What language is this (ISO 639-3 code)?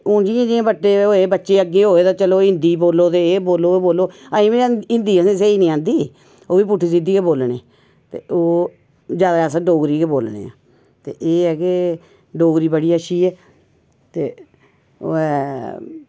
doi